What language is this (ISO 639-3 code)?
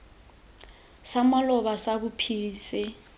tsn